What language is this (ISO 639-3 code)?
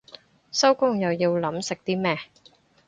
yue